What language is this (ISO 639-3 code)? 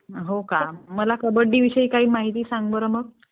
mar